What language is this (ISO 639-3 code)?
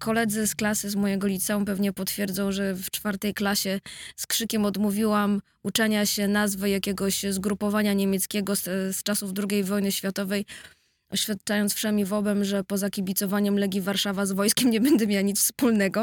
pol